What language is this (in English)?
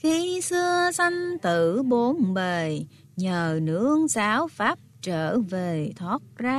Vietnamese